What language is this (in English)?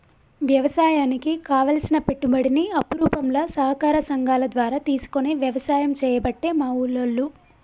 Telugu